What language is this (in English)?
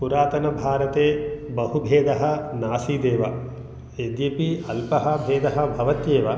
Sanskrit